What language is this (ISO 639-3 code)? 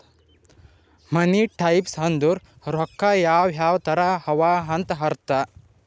kan